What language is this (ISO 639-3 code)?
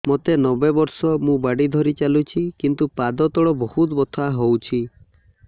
ori